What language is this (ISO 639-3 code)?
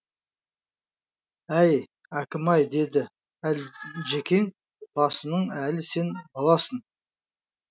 kaz